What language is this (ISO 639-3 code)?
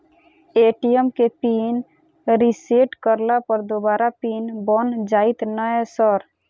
mai